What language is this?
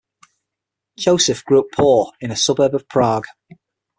English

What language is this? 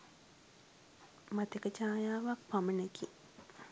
Sinhala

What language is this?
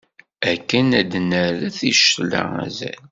Kabyle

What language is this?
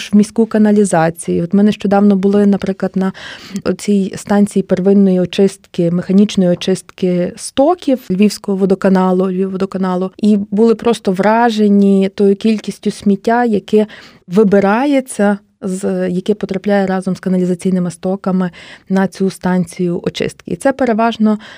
Ukrainian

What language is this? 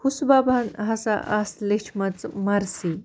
Kashmiri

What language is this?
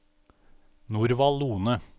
Norwegian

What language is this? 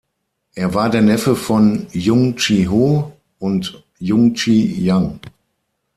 German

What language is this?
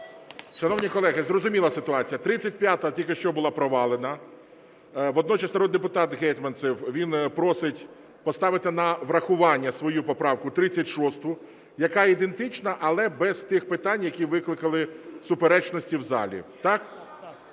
Ukrainian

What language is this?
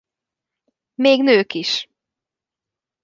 Hungarian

